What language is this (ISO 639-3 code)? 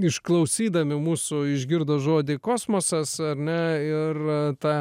lit